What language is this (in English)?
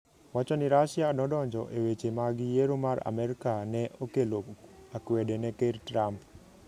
Luo (Kenya and Tanzania)